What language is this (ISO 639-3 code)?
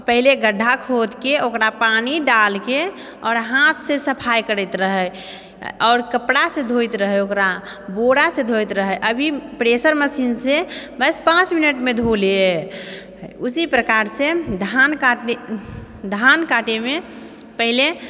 mai